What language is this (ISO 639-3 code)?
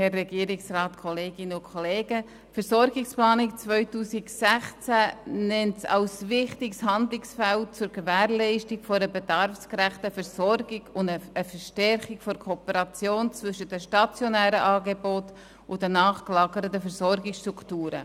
gsw